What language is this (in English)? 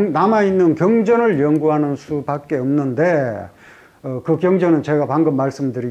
Korean